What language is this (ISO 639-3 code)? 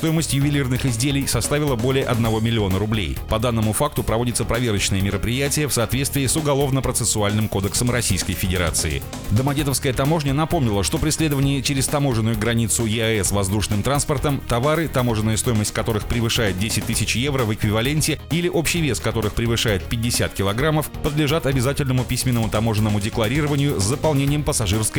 rus